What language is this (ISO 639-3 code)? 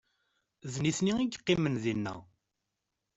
kab